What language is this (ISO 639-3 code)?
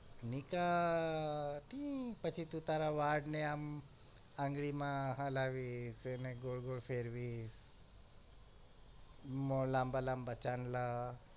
guj